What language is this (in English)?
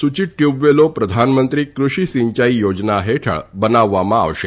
Gujarati